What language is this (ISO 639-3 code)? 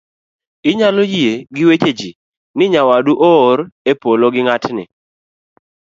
luo